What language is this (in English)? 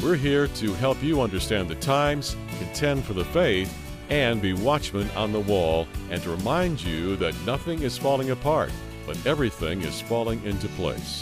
English